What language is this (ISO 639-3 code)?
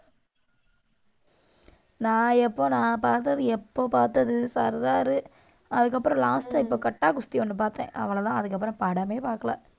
tam